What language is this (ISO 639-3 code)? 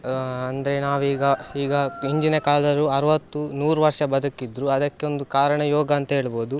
kan